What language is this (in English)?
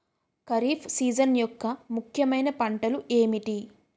Telugu